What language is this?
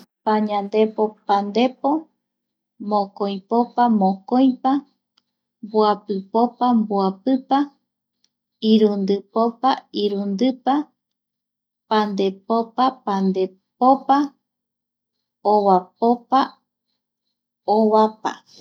Eastern Bolivian Guaraní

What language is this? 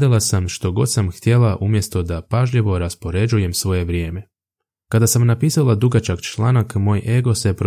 Croatian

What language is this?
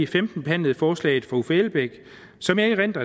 Danish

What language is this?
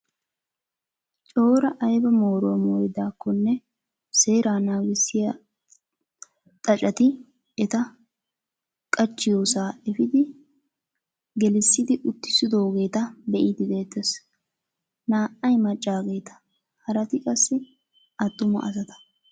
Wolaytta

